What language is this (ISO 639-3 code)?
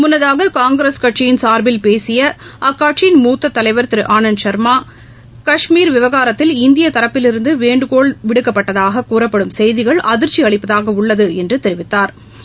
tam